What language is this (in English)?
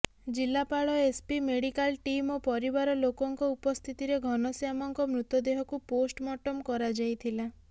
Odia